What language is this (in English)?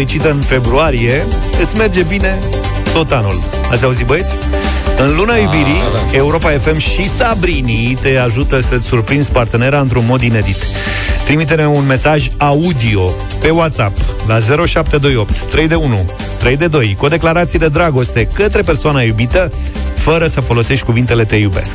Romanian